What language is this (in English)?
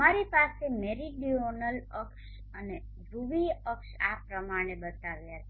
Gujarati